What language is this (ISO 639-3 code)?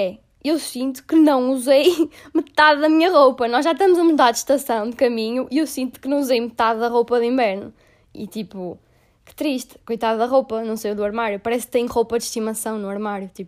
por